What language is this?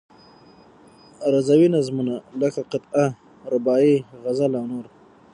Pashto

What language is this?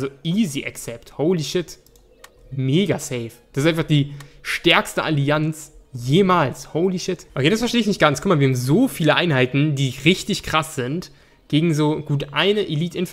German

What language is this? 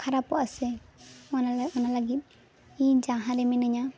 Santali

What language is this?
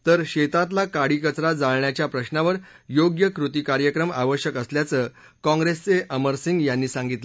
Marathi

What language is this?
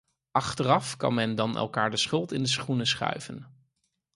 Dutch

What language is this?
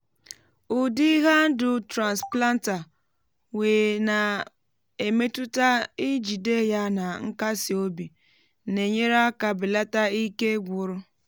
Igbo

